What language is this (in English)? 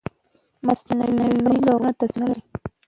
Pashto